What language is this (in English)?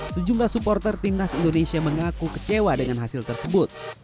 Indonesian